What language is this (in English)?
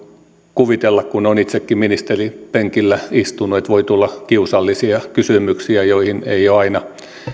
Finnish